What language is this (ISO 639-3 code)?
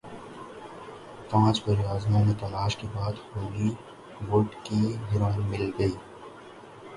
urd